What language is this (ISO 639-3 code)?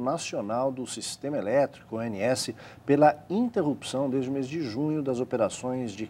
por